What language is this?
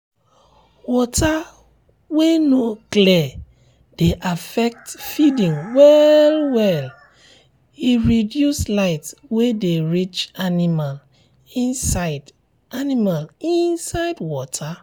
Nigerian Pidgin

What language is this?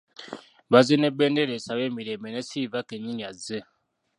Ganda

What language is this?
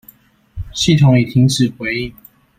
Chinese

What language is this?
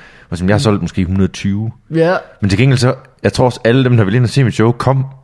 Danish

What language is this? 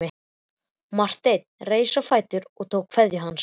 Icelandic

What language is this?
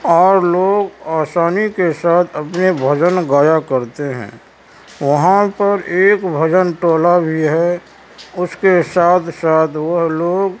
Urdu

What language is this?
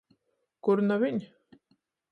Latgalian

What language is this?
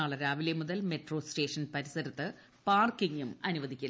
Malayalam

